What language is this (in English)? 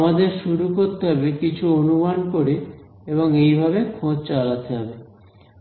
Bangla